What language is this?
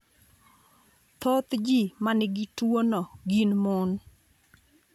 Luo (Kenya and Tanzania)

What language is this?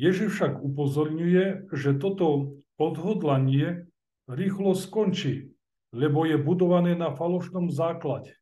Slovak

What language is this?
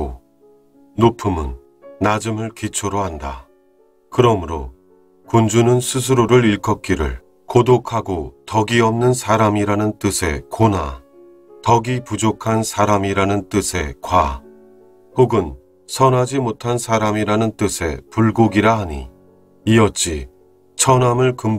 Korean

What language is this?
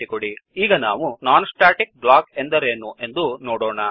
Kannada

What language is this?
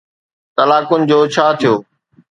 Sindhi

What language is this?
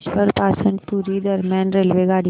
Marathi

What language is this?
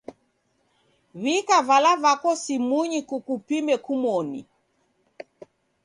Taita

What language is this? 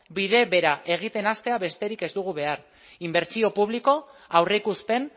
Basque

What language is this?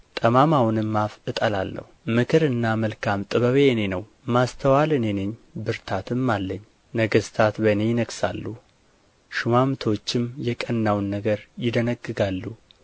Amharic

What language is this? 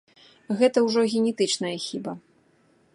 Belarusian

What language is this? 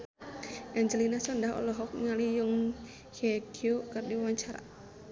Sundanese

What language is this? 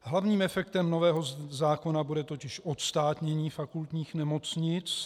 Czech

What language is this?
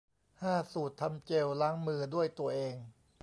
Thai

